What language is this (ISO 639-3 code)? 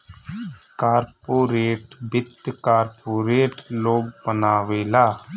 bho